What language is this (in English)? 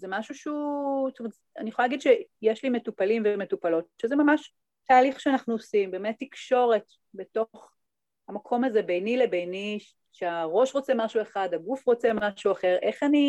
Hebrew